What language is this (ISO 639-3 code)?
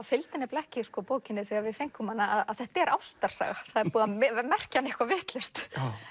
isl